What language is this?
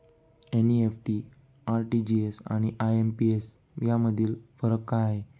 Marathi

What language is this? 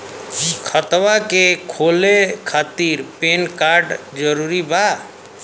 Bhojpuri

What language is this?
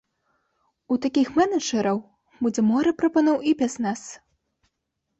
Belarusian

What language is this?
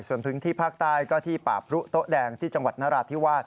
Thai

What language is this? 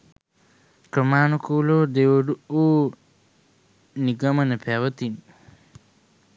Sinhala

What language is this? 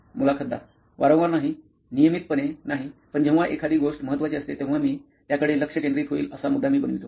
Marathi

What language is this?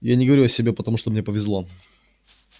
Russian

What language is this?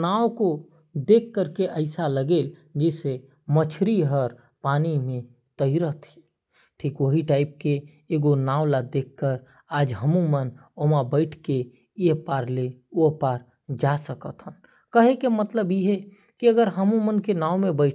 Korwa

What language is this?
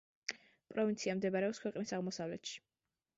Georgian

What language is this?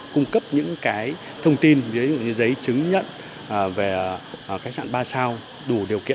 Vietnamese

